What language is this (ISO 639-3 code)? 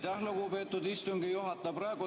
est